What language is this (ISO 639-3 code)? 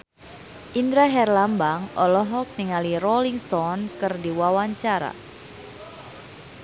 sun